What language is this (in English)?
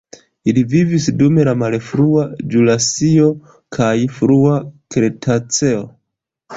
Esperanto